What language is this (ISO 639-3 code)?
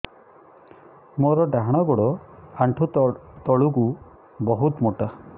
ori